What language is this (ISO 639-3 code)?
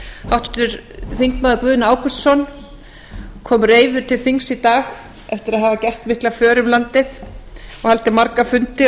isl